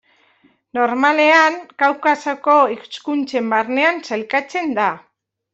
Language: Basque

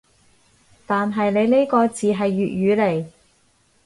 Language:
Cantonese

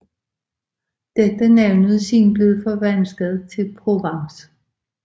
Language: Danish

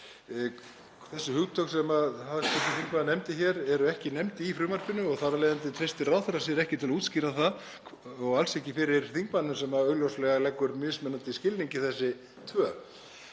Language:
Icelandic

